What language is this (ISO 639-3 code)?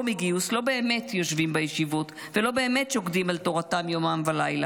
heb